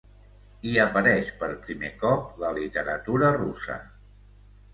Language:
Catalan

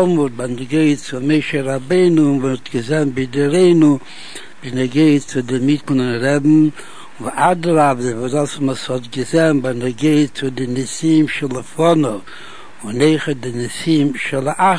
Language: Hebrew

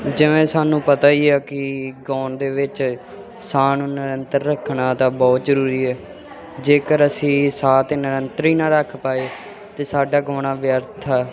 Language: Punjabi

